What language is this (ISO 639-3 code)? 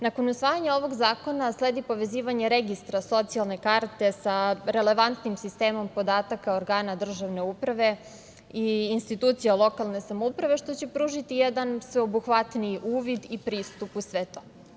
srp